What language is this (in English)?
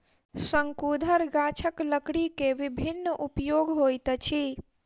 Maithili